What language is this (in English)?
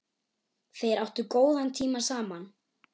Icelandic